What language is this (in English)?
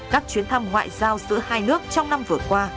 Vietnamese